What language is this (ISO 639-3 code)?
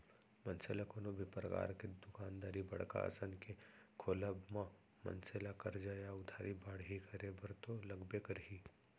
hne